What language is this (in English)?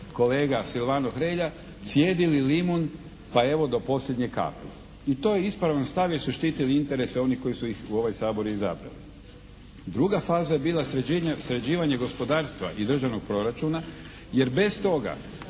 Croatian